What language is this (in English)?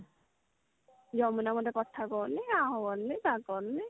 Odia